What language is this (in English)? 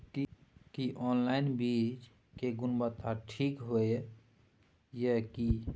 Maithili